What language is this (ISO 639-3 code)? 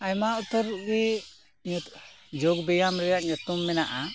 sat